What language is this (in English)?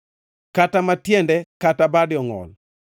Luo (Kenya and Tanzania)